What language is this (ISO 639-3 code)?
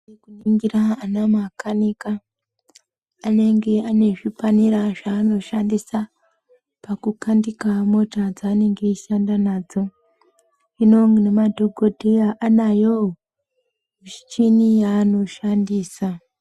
ndc